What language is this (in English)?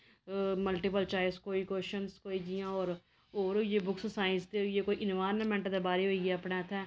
Dogri